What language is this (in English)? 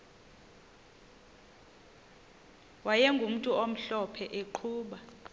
Xhosa